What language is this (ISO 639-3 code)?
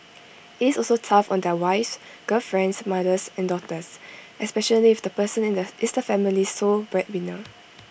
eng